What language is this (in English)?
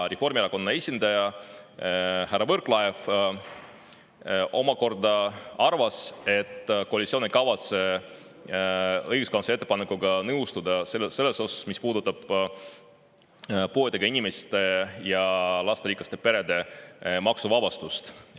Estonian